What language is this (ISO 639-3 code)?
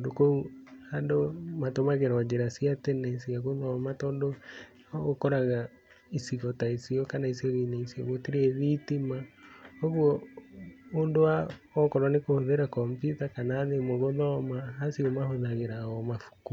kik